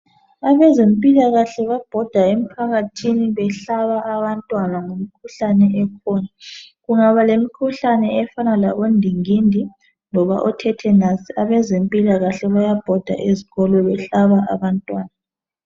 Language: North Ndebele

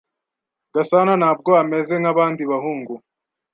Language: Kinyarwanda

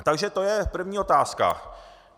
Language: Czech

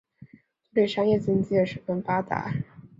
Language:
Chinese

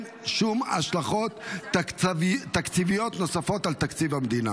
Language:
Hebrew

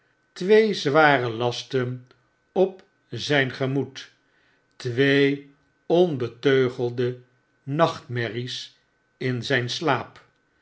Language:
Dutch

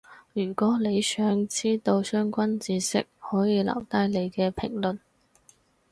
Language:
Cantonese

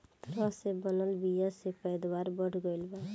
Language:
Bhojpuri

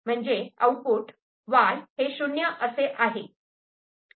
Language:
Marathi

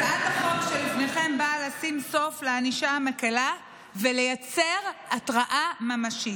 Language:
Hebrew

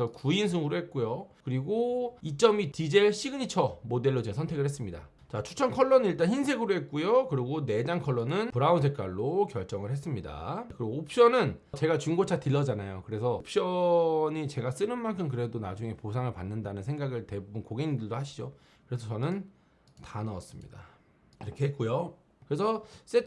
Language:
Korean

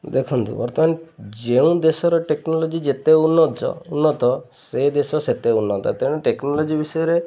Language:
Odia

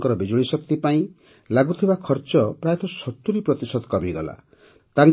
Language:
Odia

